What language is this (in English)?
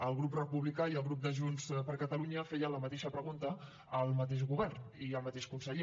Catalan